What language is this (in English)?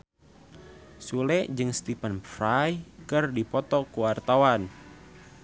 Sundanese